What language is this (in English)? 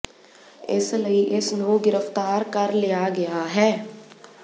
Punjabi